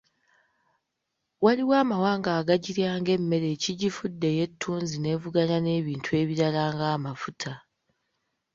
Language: Ganda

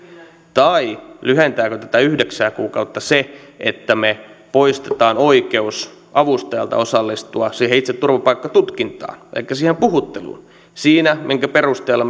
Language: Finnish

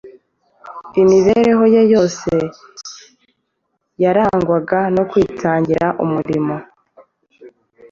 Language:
Kinyarwanda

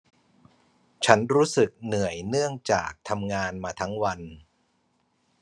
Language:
Thai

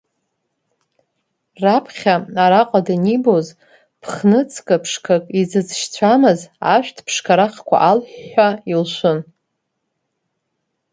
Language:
Abkhazian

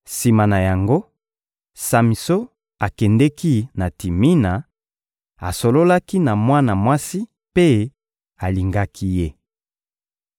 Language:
Lingala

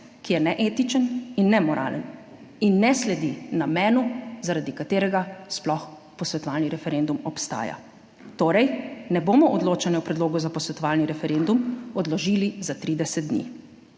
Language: Slovenian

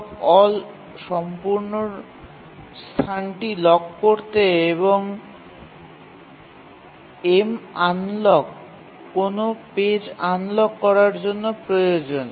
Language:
Bangla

